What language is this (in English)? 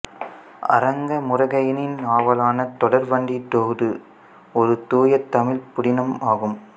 Tamil